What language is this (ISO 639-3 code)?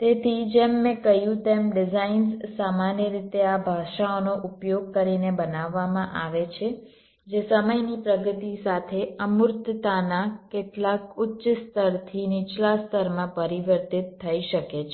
guj